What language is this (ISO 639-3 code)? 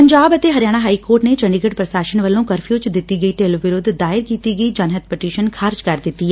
pan